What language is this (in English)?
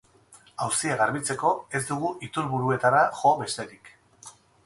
Basque